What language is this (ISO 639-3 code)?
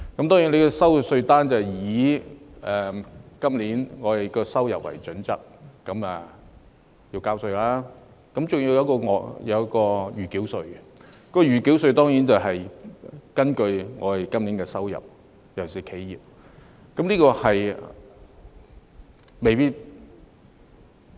yue